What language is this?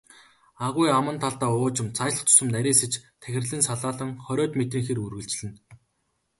Mongolian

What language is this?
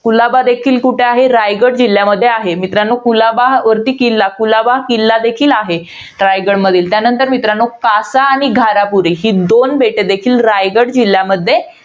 Marathi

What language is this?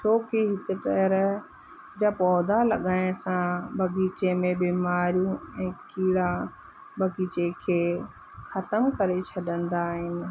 Sindhi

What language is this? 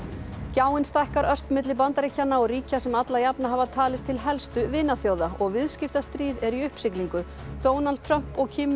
Icelandic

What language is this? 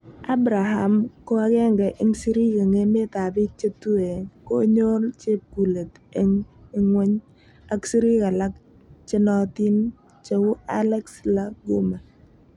Kalenjin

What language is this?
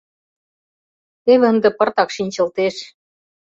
Mari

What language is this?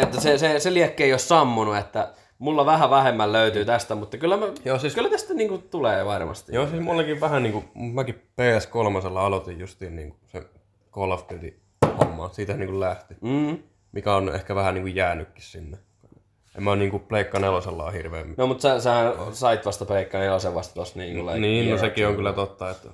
Finnish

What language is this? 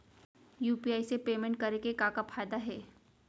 Chhattisgarhi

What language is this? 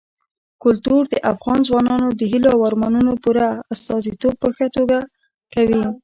Pashto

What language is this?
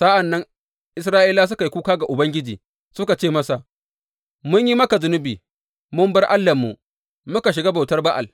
Hausa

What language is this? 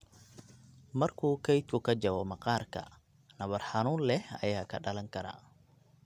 Somali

